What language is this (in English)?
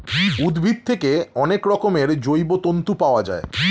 Bangla